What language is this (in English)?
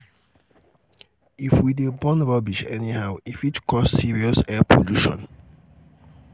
Nigerian Pidgin